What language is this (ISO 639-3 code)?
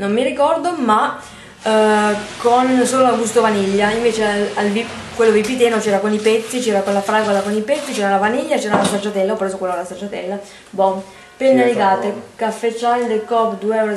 ita